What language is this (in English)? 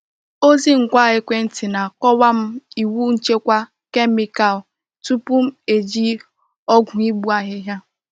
Igbo